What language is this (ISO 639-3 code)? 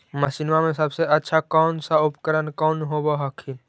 mag